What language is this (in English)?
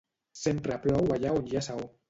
Catalan